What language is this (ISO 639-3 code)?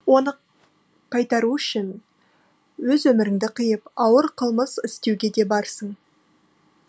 kaz